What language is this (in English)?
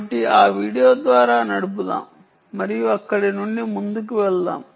Telugu